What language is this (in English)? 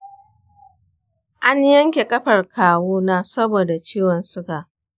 Hausa